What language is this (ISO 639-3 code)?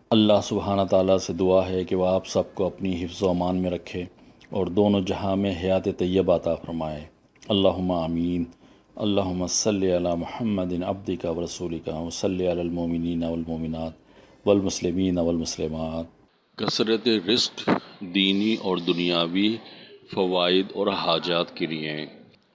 urd